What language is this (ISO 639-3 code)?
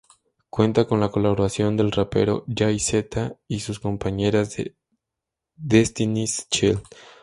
spa